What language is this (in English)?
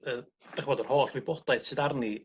Welsh